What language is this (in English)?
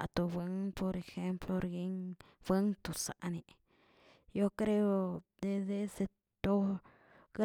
Tilquiapan Zapotec